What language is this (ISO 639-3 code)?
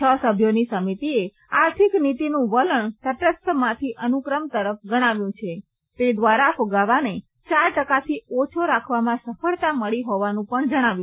guj